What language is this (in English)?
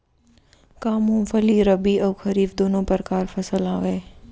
Chhattisgarhi